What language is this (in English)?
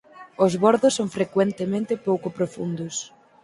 Galician